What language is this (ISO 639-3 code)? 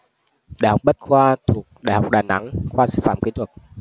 vie